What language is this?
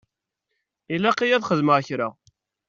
Kabyle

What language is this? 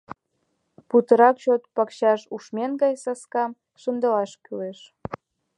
Mari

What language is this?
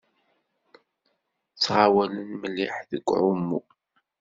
Kabyle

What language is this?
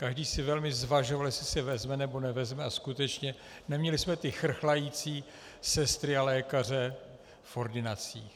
Czech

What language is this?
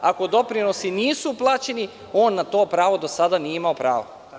Serbian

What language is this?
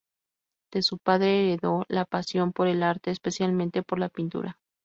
Spanish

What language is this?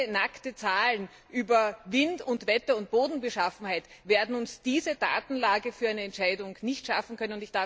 German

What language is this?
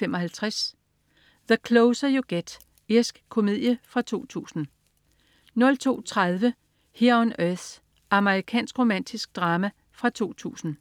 Danish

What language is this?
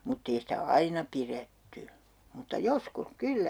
Finnish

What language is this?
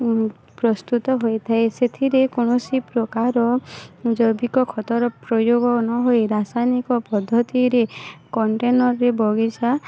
Odia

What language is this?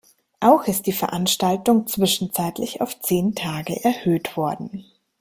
German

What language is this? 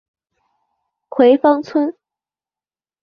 Chinese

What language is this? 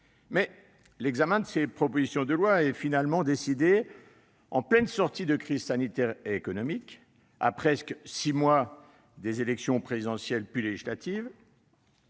French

